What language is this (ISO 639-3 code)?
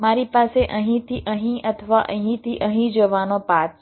guj